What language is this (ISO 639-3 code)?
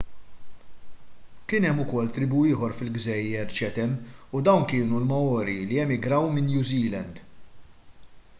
mlt